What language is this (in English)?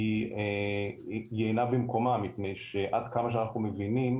Hebrew